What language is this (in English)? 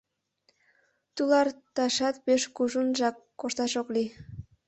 Mari